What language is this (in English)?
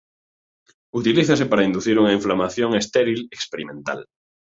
Galician